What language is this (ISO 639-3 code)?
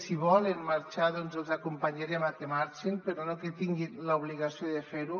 cat